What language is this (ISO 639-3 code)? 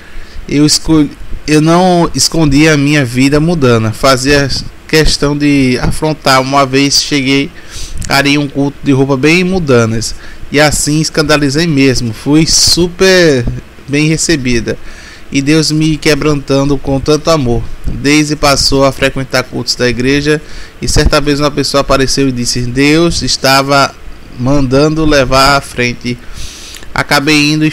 por